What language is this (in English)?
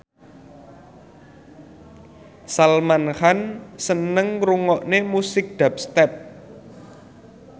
Javanese